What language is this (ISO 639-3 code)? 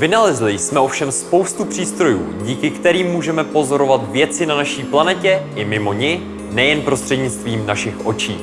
ces